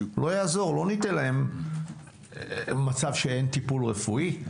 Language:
Hebrew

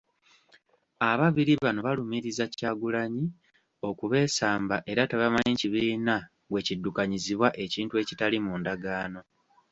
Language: Ganda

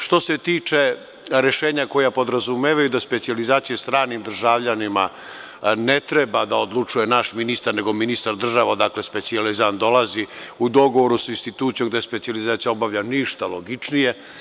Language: Serbian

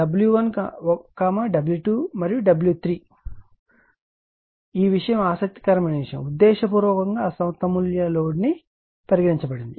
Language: Telugu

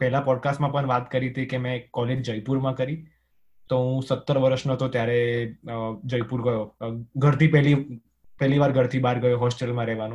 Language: Gujarati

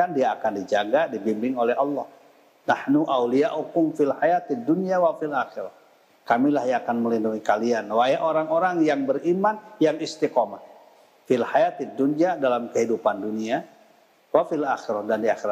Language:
Indonesian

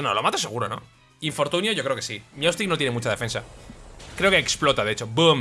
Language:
Spanish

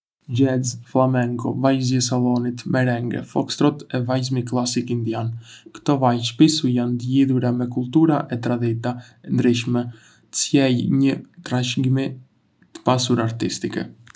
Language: Arbëreshë Albanian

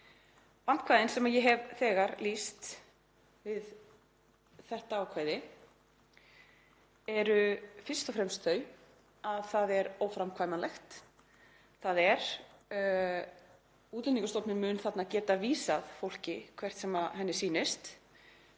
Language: Icelandic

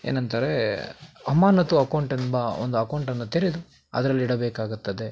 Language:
Kannada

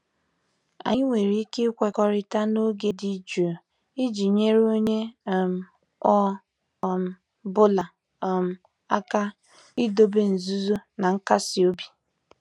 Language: Igbo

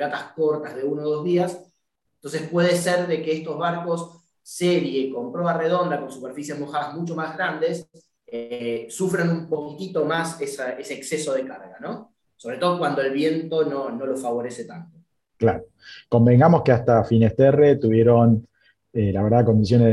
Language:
Spanish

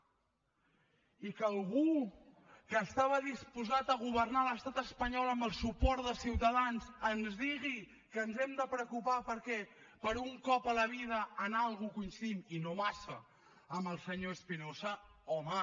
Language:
Catalan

